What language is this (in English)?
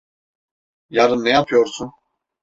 Turkish